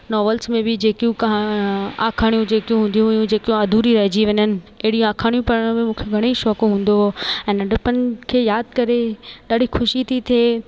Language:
Sindhi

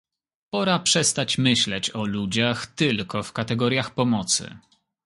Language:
Polish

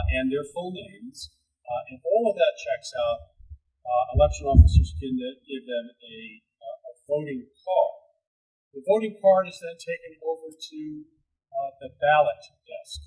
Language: English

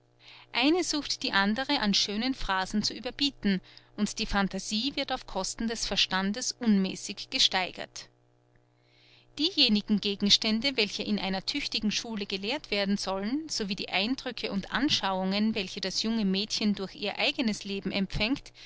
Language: German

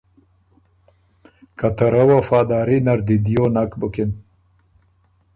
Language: Ormuri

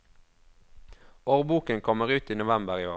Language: Norwegian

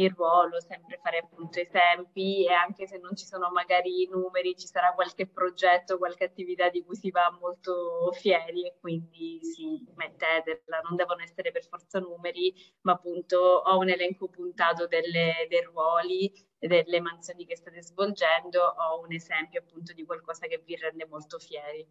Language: Italian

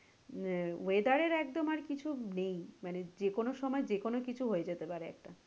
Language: Bangla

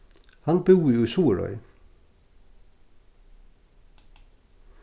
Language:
Faroese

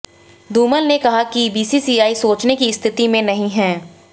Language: Hindi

